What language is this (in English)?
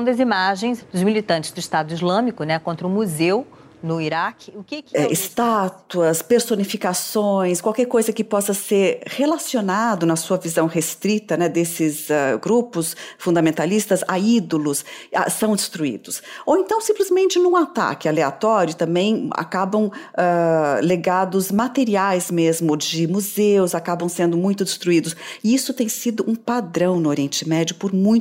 Portuguese